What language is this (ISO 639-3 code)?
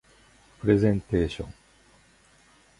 jpn